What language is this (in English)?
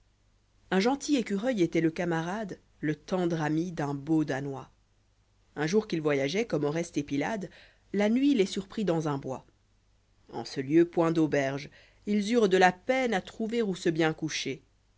French